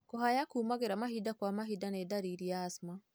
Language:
Kikuyu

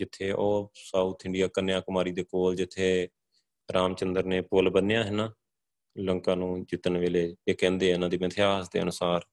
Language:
Punjabi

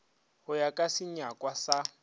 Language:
Northern Sotho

